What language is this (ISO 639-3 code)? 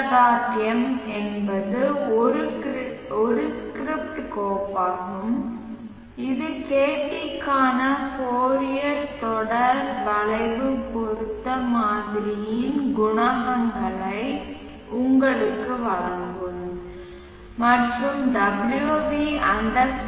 tam